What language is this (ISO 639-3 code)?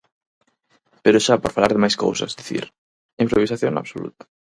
glg